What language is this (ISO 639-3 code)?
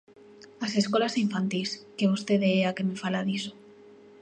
glg